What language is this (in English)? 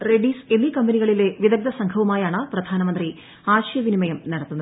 Malayalam